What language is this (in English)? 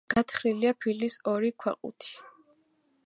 Georgian